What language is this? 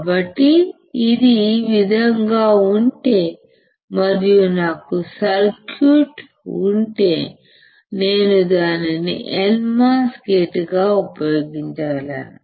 Telugu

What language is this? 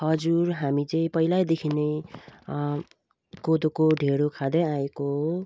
Nepali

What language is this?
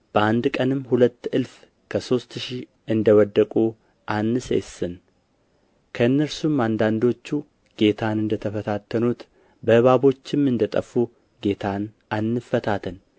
Amharic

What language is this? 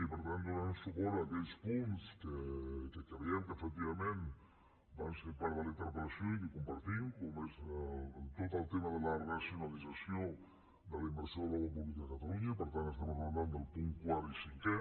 Catalan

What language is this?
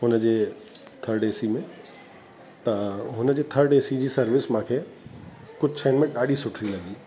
Sindhi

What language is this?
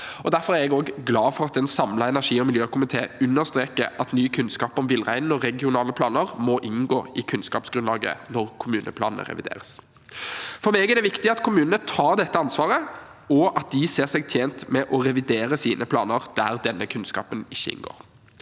Norwegian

